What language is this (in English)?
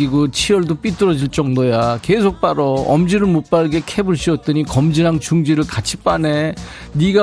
Korean